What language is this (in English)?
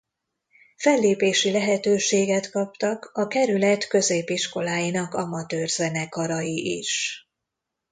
Hungarian